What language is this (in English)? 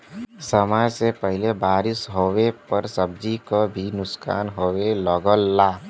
Bhojpuri